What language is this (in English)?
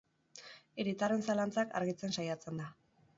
Basque